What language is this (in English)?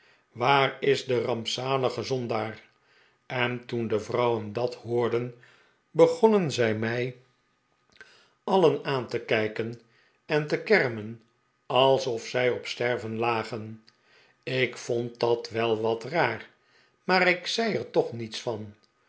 Dutch